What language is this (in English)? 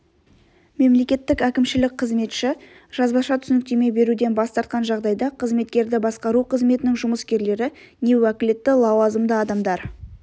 Kazakh